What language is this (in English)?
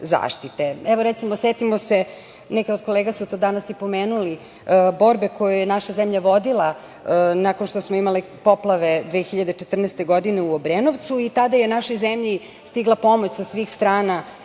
Serbian